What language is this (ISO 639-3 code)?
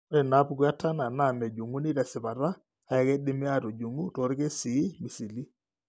mas